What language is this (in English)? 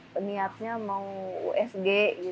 Indonesian